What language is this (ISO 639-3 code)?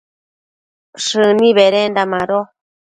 mcf